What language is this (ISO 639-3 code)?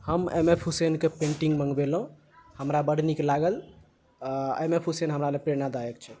mai